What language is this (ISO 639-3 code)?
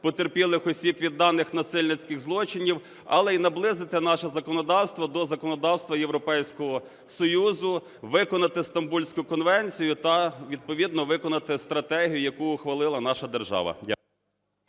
ukr